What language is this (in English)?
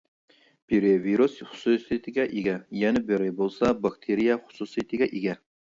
Uyghur